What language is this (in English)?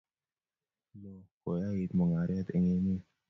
Kalenjin